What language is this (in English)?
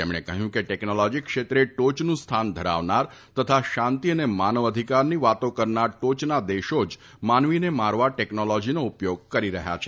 Gujarati